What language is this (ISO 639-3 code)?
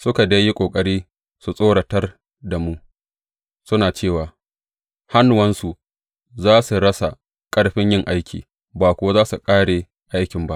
hau